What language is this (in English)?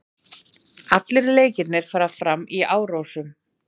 Icelandic